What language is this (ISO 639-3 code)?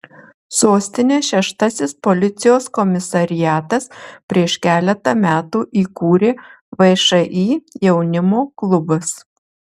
lit